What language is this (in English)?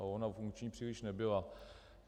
Czech